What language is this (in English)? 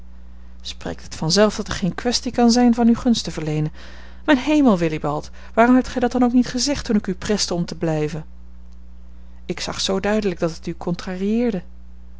Dutch